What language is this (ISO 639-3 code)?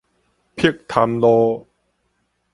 nan